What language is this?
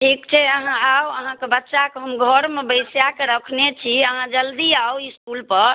Maithili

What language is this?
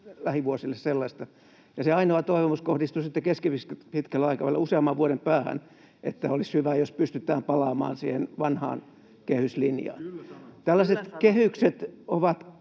Finnish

